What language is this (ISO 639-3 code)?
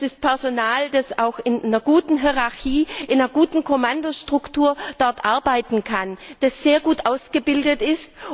deu